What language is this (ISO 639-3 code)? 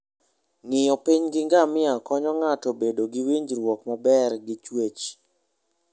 luo